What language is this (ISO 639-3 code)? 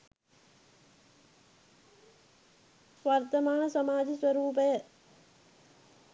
sin